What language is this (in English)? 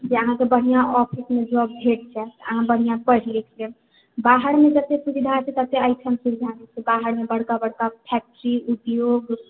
Maithili